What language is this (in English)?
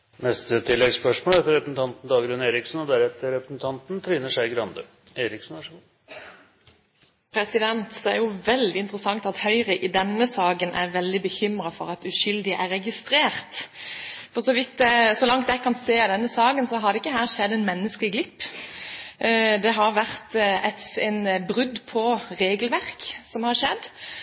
Norwegian